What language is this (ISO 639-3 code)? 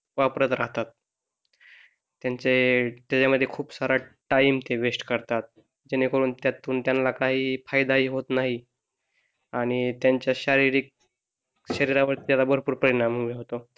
mar